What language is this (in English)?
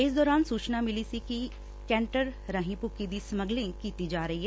Punjabi